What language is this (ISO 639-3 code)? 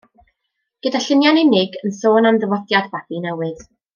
cym